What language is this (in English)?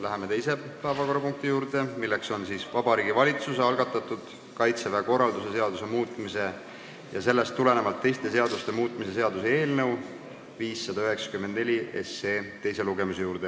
Estonian